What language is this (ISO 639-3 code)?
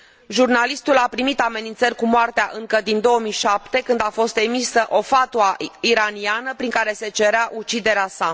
ron